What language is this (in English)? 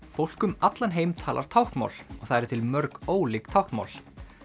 Icelandic